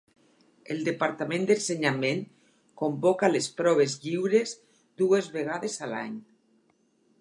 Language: Catalan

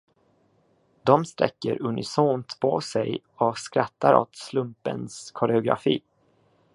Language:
Swedish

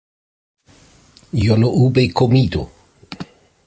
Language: Spanish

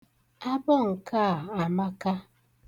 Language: Igbo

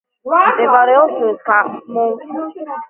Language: Georgian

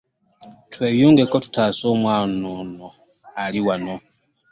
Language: Ganda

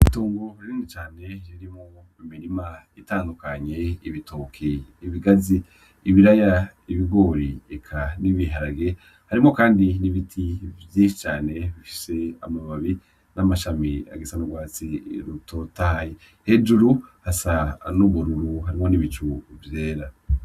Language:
Rundi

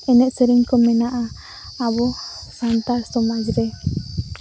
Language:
Santali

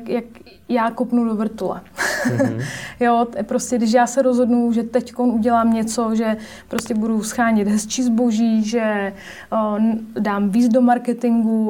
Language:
Czech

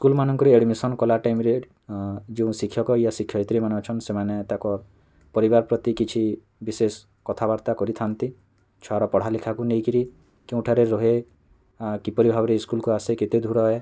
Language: Odia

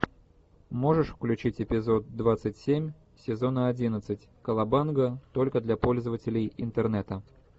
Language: Russian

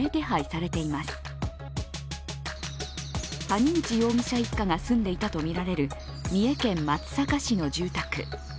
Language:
Japanese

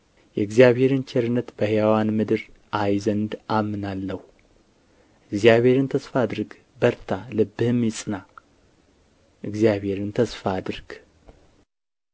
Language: Amharic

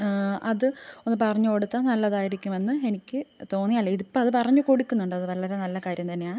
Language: Malayalam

